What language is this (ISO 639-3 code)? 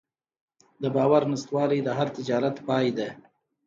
pus